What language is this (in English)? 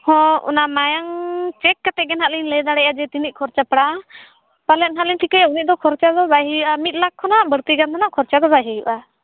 Santali